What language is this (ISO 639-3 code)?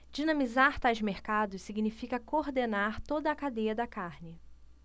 por